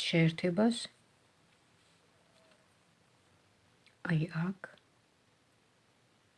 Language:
German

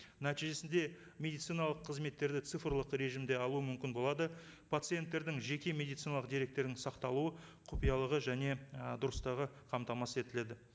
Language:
Kazakh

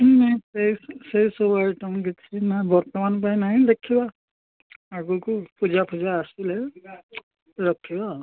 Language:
Odia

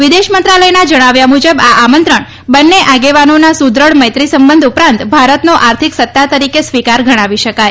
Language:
Gujarati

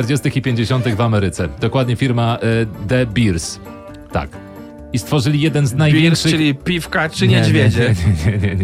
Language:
Polish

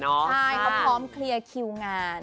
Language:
Thai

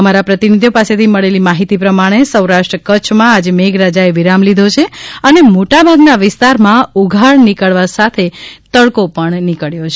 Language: Gujarati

